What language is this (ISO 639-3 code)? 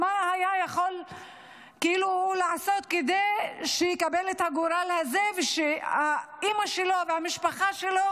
heb